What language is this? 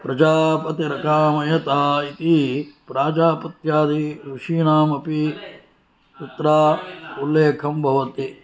Sanskrit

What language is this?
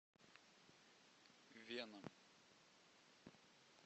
Russian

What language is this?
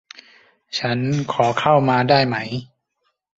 Thai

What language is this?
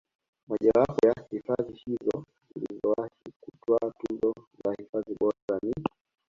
Swahili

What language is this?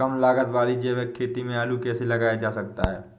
Hindi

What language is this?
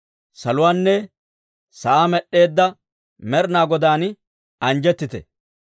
Dawro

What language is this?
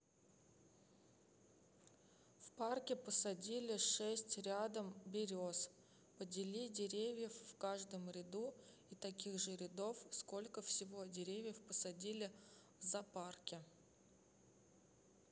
Russian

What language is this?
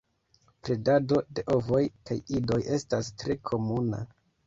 Esperanto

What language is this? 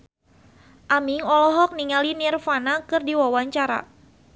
Sundanese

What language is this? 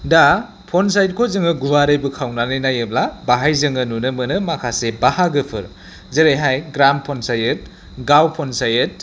Bodo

